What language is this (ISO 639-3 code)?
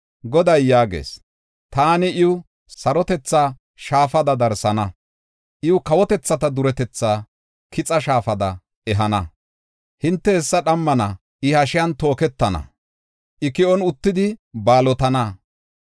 gof